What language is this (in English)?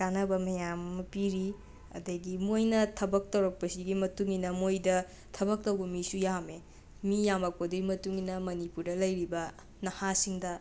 Manipuri